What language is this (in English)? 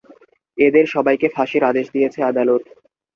Bangla